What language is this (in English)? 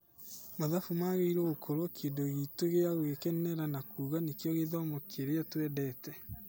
Kikuyu